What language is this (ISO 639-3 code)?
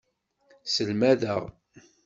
kab